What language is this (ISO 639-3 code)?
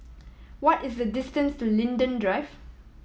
eng